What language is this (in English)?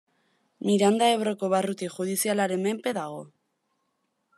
Basque